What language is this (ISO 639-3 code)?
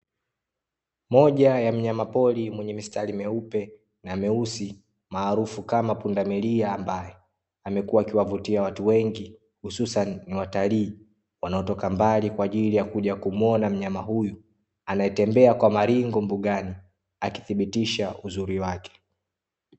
swa